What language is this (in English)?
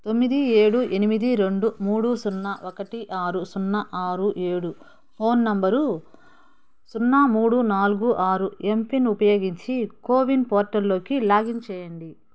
Telugu